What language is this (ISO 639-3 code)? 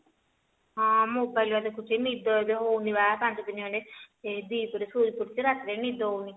ori